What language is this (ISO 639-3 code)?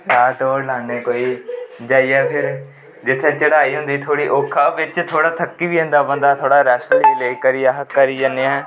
doi